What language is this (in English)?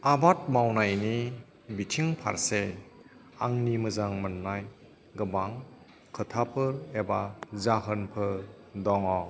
Bodo